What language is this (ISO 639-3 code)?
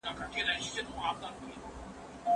pus